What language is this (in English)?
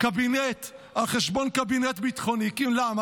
Hebrew